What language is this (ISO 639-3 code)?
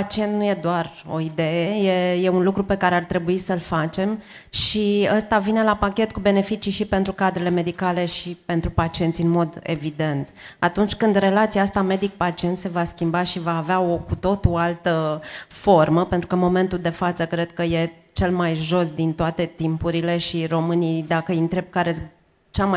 ron